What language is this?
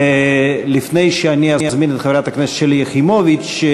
Hebrew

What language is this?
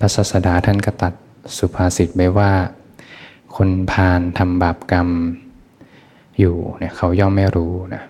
Thai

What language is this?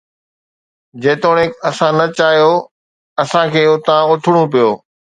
Sindhi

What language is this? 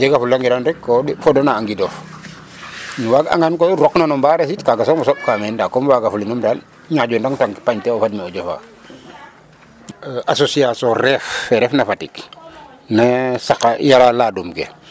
Serer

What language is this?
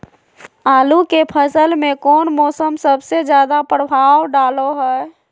Magahi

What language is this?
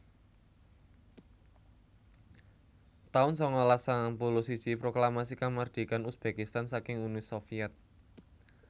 Javanese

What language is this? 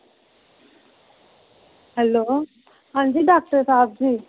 Dogri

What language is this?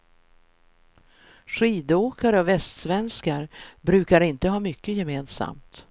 Swedish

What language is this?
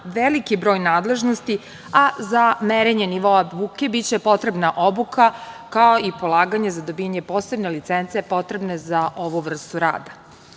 Serbian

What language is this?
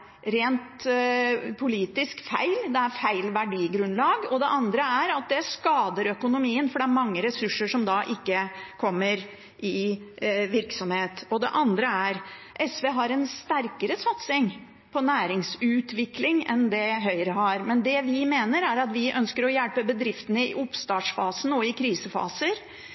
Norwegian Bokmål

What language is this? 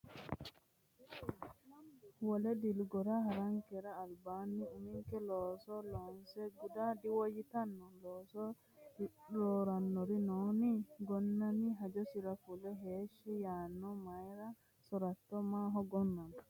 Sidamo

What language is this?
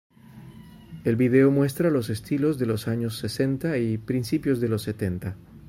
Spanish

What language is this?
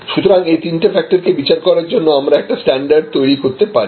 Bangla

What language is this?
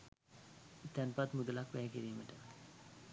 Sinhala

